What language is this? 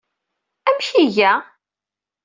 Kabyle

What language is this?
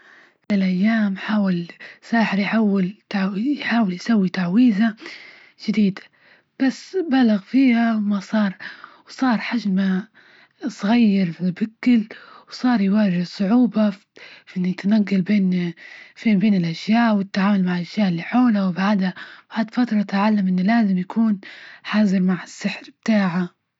Libyan Arabic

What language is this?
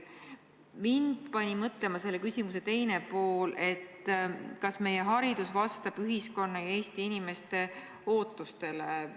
Estonian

